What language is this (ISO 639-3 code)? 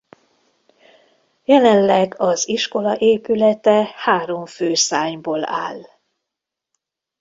hun